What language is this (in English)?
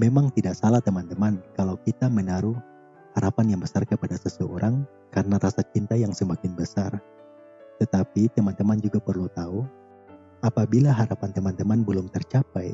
Indonesian